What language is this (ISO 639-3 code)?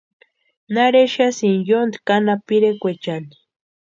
pua